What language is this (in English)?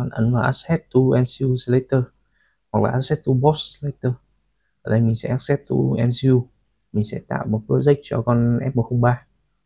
Vietnamese